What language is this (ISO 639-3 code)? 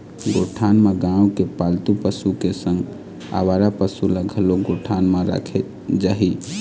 hne